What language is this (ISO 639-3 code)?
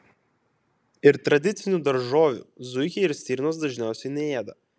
lit